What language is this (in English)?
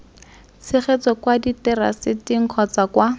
Tswana